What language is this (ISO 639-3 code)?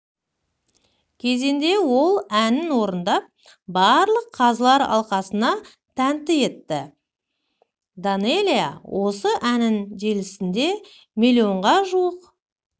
kaz